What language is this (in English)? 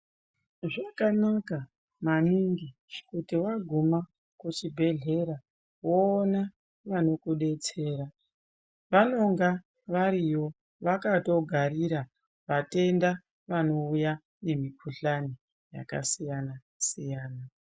Ndau